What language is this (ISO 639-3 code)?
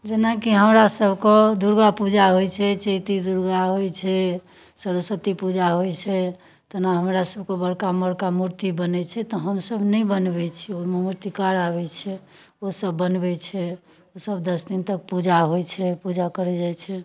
mai